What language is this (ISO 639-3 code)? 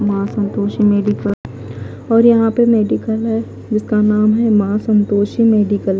hin